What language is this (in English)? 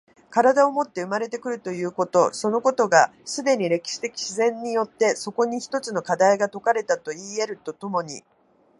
Japanese